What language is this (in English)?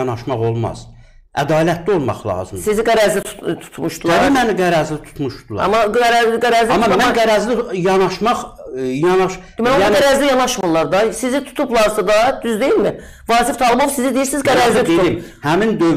Turkish